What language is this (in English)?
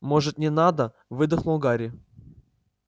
Russian